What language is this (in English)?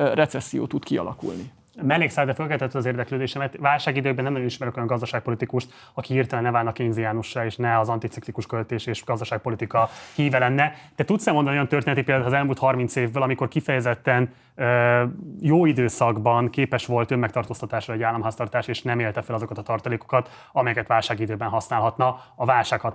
Hungarian